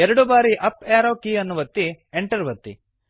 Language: Kannada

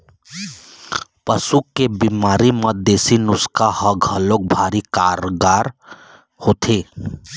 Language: Chhattisgarhi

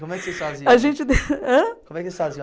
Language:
Portuguese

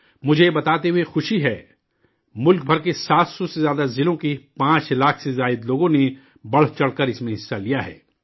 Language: Urdu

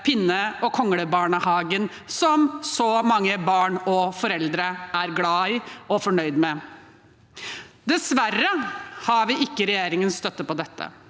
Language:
Norwegian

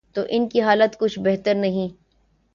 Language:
Urdu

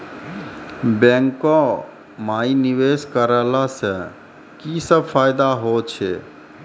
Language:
Maithili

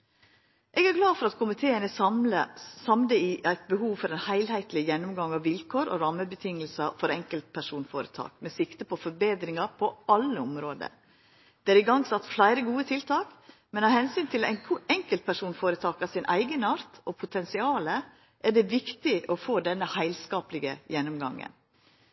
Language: Norwegian Nynorsk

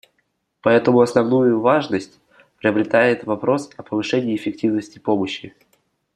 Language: Russian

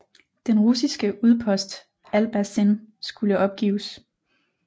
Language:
Danish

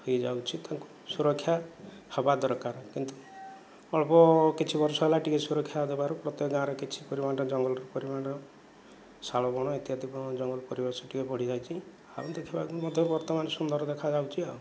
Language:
Odia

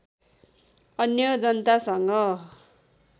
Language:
Nepali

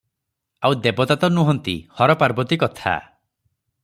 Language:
Odia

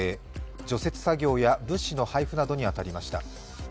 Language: Japanese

